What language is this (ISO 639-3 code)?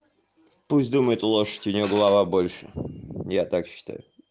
rus